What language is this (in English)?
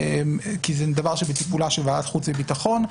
Hebrew